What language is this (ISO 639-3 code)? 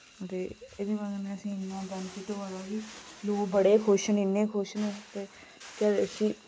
doi